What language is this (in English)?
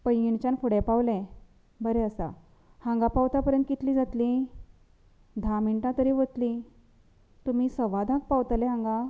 Konkani